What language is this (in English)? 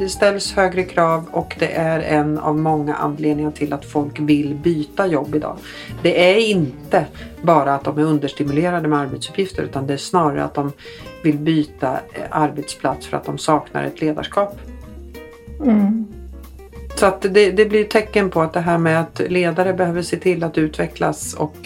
Swedish